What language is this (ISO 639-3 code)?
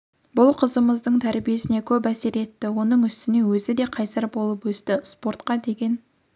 kaz